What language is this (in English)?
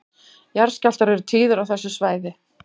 Icelandic